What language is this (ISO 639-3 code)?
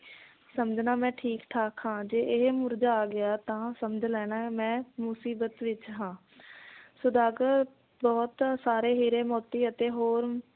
pan